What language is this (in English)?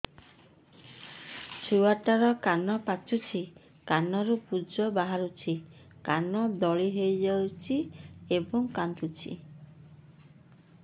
Odia